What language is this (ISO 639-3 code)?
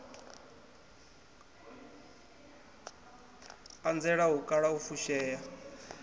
ven